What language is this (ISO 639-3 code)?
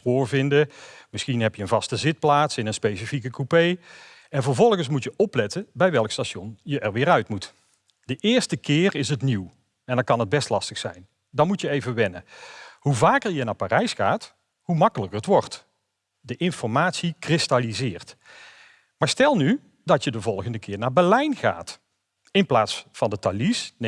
nld